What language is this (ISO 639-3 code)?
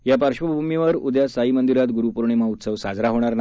mar